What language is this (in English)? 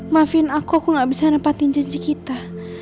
Indonesian